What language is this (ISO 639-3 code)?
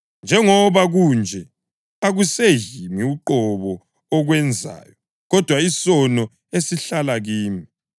nde